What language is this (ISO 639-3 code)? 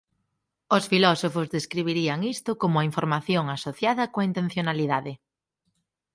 glg